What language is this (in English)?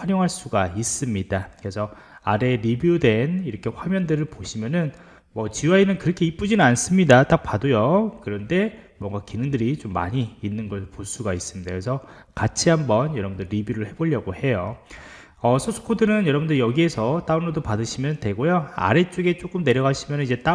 Korean